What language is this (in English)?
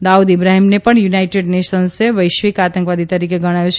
Gujarati